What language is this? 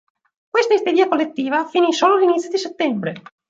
Italian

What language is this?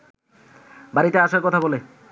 Bangla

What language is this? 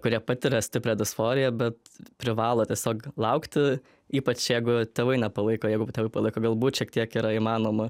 Lithuanian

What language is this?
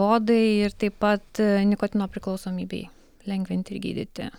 Lithuanian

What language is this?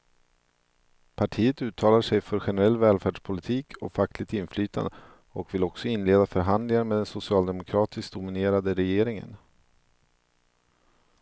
Swedish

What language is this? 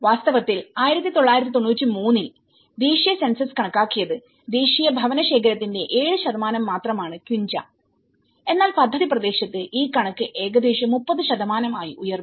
Malayalam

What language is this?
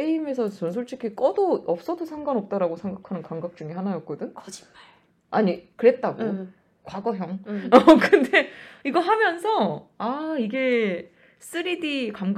Korean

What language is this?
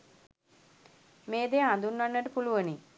Sinhala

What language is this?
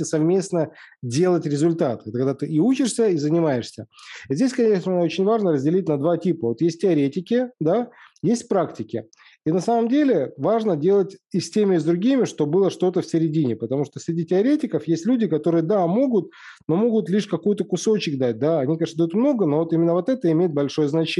Russian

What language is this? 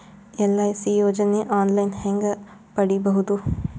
Kannada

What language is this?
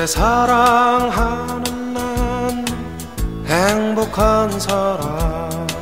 Korean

